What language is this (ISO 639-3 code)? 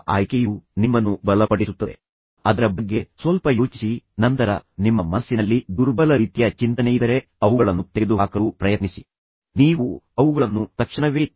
kan